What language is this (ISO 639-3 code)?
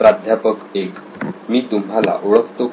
mar